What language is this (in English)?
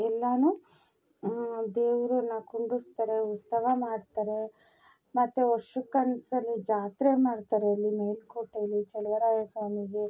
Kannada